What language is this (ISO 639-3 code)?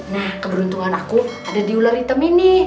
ind